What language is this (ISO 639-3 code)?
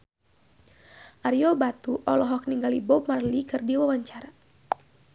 sun